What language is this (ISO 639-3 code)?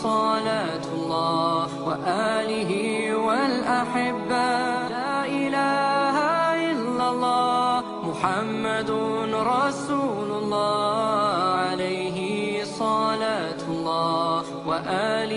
ara